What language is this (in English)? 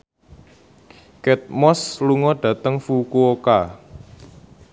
Javanese